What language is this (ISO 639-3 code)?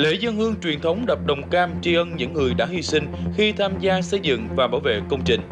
vie